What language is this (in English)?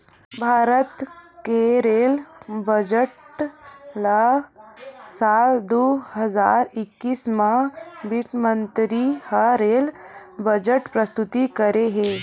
Chhattisgarhi